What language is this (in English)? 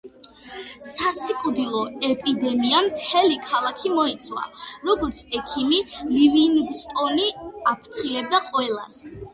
Georgian